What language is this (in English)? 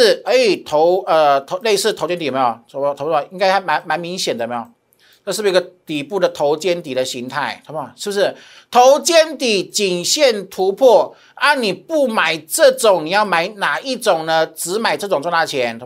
Chinese